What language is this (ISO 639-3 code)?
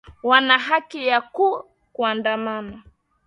swa